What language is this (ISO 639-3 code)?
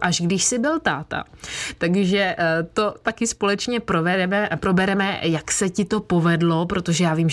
ces